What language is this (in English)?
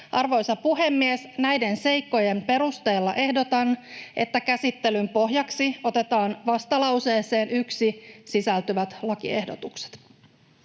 Finnish